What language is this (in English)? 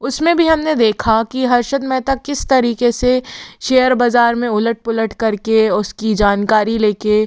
Hindi